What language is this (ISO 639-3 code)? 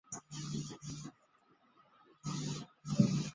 zho